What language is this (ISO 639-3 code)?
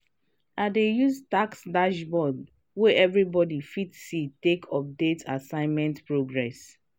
pcm